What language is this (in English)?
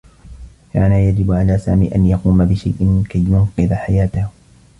Arabic